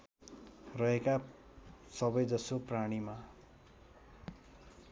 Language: Nepali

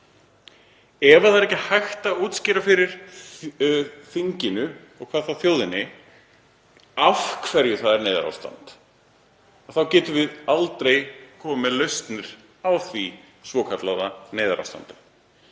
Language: Icelandic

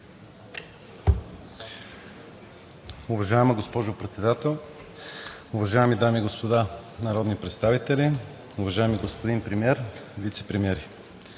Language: Bulgarian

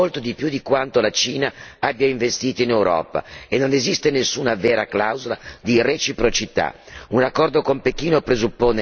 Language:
Italian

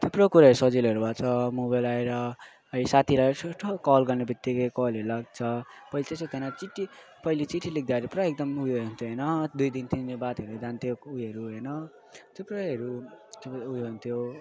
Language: Nepali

